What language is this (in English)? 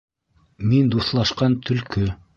Bashkir